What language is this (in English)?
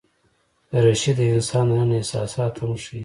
Pashto